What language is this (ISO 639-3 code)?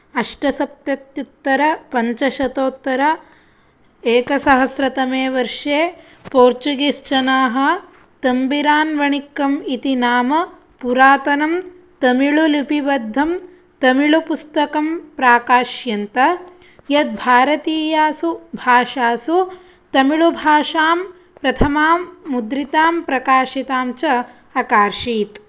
san